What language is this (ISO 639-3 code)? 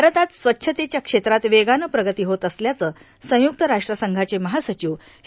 mar